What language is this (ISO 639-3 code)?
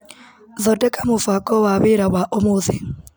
kik